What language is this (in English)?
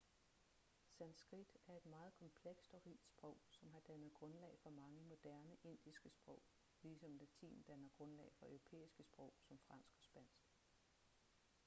Danish